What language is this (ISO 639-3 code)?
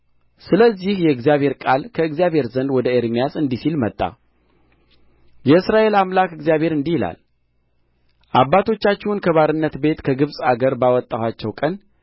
amh